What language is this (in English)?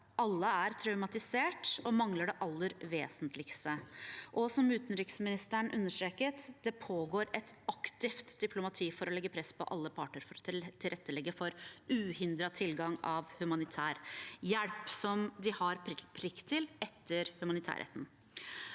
Norwegian